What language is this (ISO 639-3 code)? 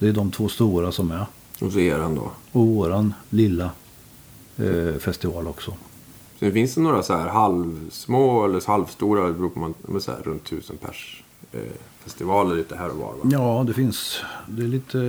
swe